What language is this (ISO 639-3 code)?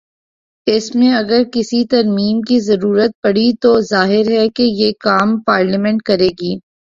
urd